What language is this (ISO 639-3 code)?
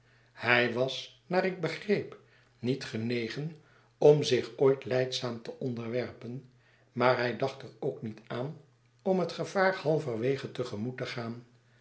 nld